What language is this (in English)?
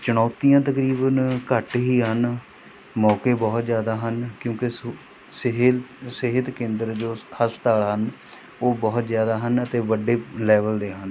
Punjabi